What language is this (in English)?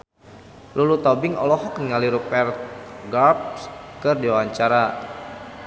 Sundanese